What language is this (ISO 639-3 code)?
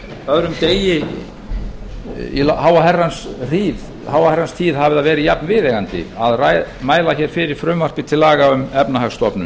isl